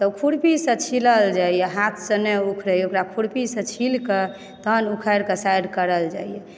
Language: Maithili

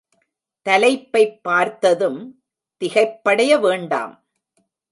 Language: Tamil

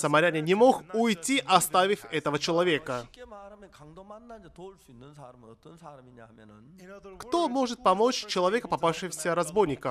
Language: Russian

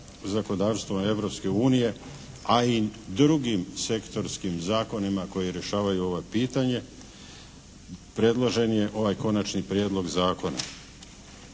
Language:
Croatian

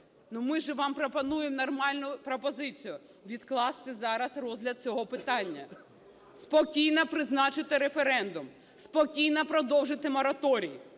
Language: Ukrainian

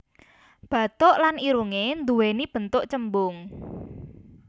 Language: Javanese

